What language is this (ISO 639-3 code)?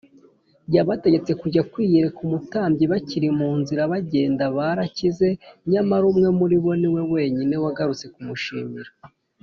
kin